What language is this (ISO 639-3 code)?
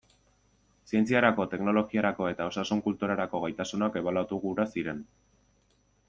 eus